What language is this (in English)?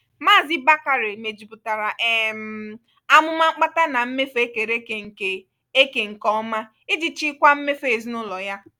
Igbo